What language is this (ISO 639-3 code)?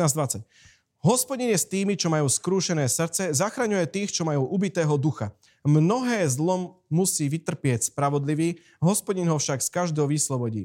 slk